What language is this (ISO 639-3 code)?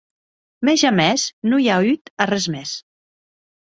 oci